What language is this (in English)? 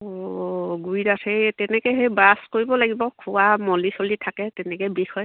Assamese